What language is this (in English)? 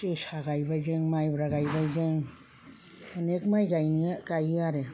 Bodo